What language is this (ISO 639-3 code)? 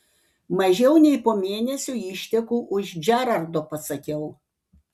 lit